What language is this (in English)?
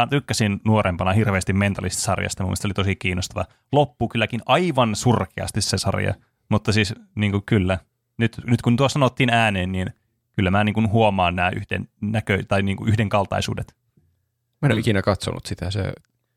Finnish